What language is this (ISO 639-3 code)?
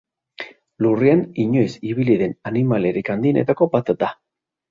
eus